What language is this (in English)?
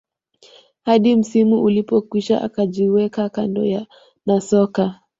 Swahili